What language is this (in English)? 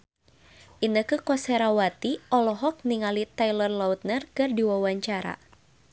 Sundanese